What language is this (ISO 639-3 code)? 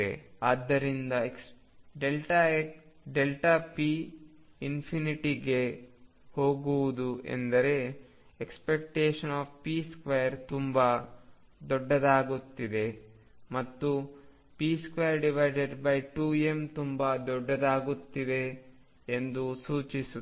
kan